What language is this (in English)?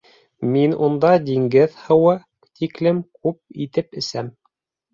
Bashkir